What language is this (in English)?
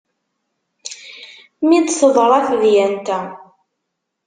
Kabyle